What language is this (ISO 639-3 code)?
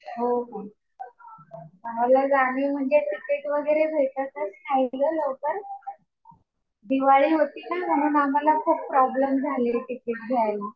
mar